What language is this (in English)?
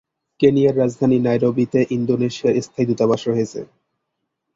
Bangla